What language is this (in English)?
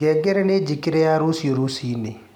Kikuyu